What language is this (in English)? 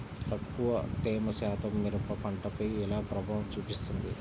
Telugu